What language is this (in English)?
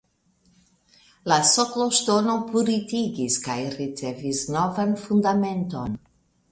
Esperanto